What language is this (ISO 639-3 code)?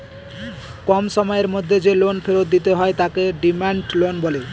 ben